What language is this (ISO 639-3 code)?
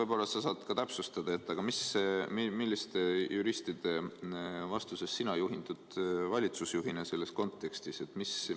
est